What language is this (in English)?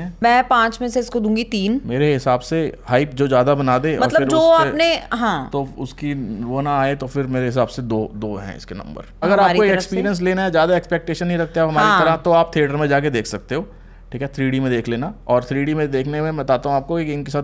Hindi